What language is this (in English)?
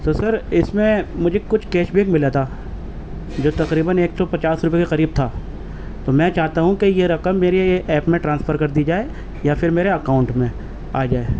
Urdu